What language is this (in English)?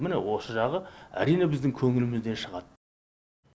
Kazakh